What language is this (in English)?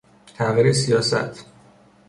Persian